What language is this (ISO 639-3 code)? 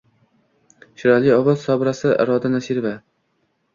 uzb